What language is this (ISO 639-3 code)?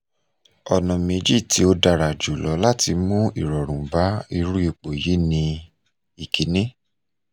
yor